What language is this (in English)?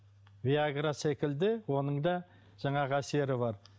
Kazakh